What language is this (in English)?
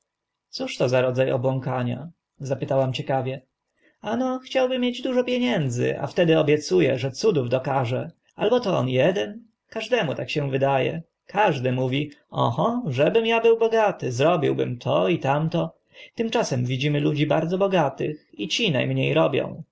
Polish